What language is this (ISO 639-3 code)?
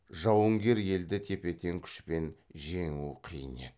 kaz